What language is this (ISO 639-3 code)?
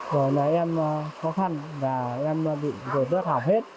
vie